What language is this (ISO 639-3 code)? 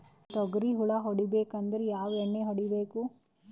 kan